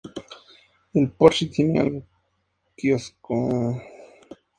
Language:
Spanish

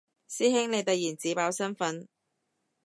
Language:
Cantonese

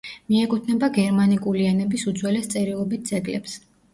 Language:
Georgian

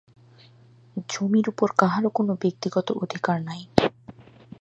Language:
Bangla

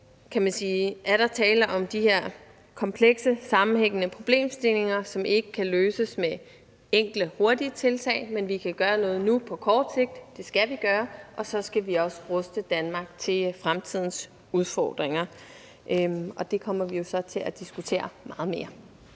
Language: Danish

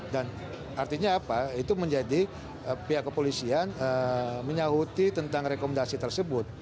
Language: Indonesian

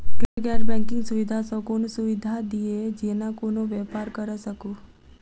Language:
Maithili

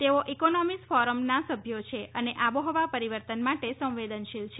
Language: Gujarati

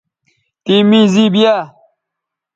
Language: Bateri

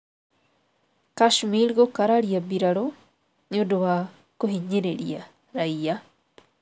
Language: Kikuyu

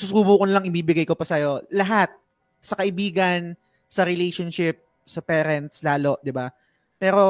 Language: Filipino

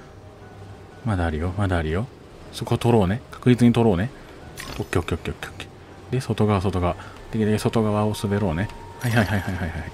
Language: Japanese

